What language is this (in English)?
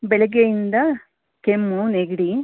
Kannada